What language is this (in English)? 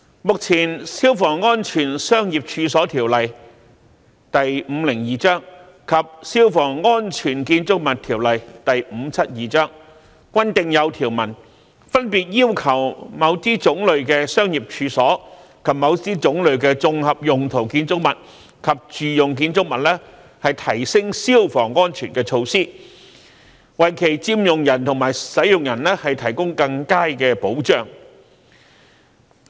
Cantonese